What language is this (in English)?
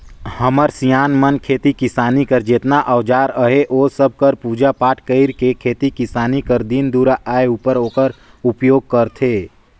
Chhattisgarhi